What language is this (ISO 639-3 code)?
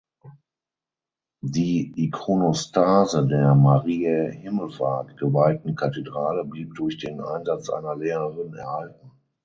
deu